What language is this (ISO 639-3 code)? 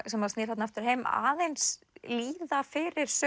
isl